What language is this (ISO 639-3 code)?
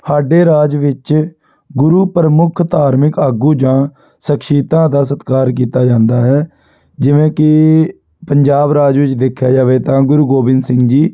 pan